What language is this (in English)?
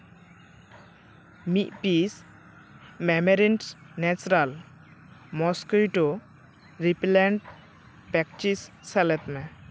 Santali